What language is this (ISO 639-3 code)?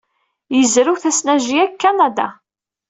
kab